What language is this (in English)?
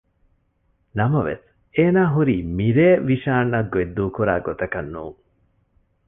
Divehi